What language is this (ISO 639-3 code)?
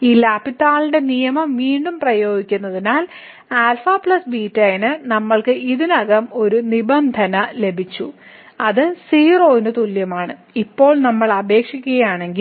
mal